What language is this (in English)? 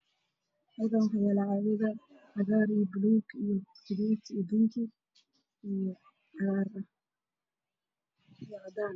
Somali